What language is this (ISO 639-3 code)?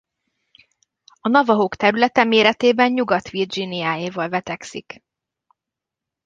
hun